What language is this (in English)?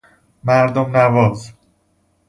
Persian